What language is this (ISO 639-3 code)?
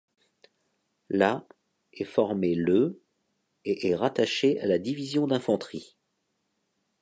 fra